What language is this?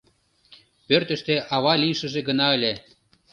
Mari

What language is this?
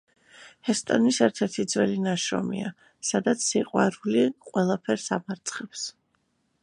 Georgian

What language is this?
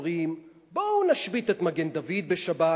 Hebrew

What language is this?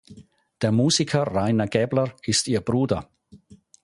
German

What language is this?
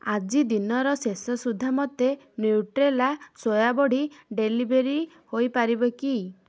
Odia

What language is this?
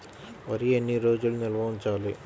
Telugu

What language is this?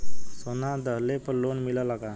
Bhojpuri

